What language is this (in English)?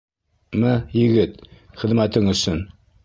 Bashkir